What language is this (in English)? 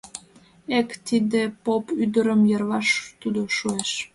Mari